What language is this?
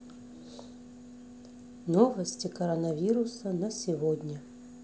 Russian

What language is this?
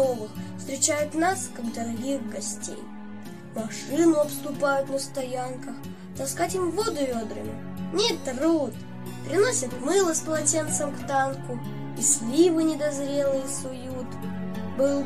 Russian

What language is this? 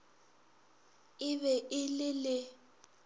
Northern Sotho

